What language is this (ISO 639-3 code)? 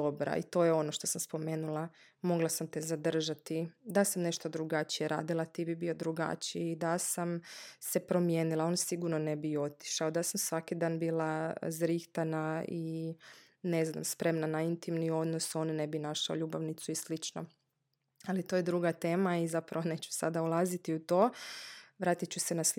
hrv